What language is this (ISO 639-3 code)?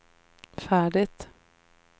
swe